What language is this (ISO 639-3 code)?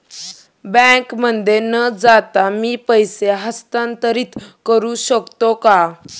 mar